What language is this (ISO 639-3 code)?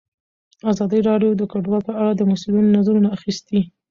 pus